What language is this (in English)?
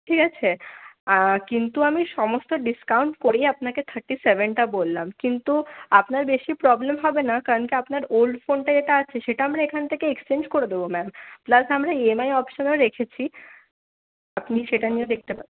Bangla